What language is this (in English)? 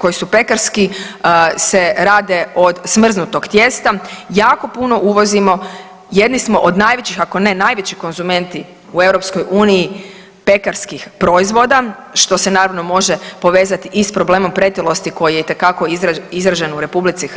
Croatian